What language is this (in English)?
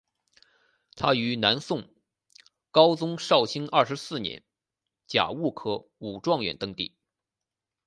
Chinese